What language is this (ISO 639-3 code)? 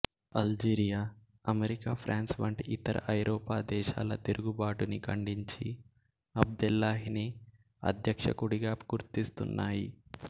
tel